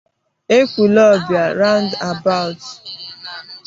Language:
Igbo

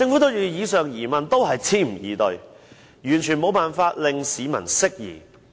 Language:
Cantonese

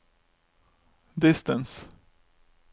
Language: Norwegian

